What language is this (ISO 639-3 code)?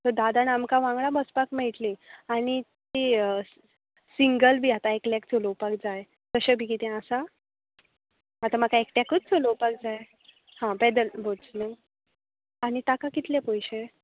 kok